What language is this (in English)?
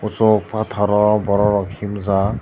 Kok Borok